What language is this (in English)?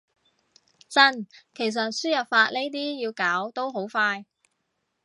Cantonese